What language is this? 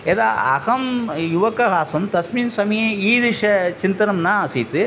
Sanskrit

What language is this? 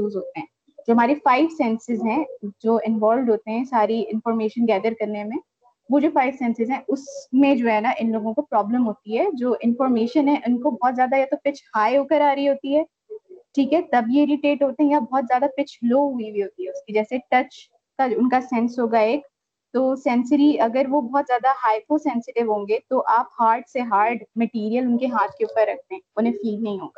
Urdu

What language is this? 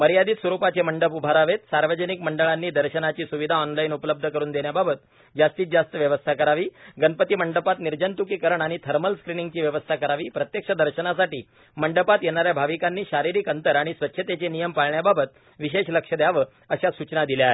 Marathi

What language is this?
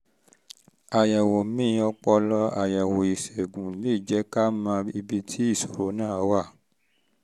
Yoruba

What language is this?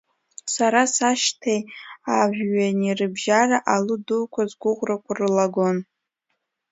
Abkhazian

